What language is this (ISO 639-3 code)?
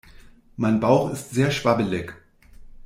deu